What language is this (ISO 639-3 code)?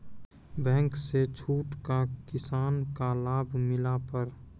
mai